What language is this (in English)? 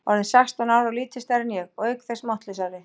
Icelandic